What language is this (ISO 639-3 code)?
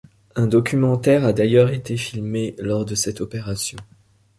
fra